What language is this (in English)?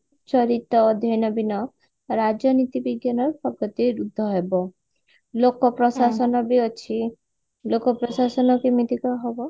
Odia